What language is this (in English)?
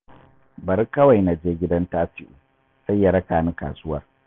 Hausa